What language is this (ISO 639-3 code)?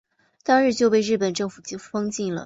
zho